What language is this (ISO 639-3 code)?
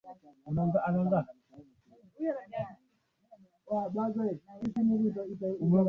swa